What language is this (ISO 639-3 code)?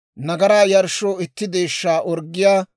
dwr